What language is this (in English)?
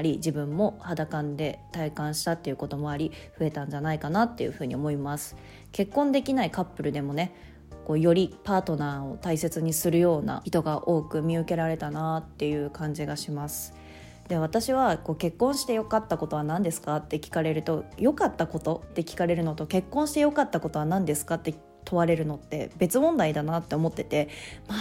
Japanese